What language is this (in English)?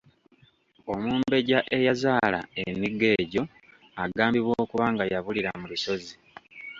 Ganda